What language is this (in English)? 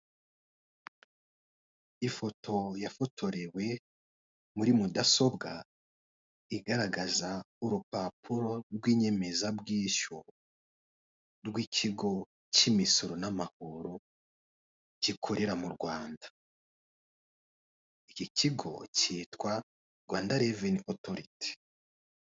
Kinyarwanda